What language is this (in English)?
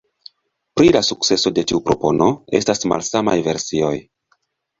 Esperanto